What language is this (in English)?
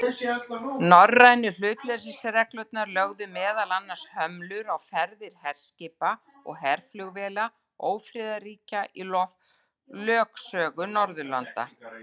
Icelandic